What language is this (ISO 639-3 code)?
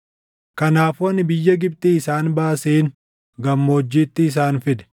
orm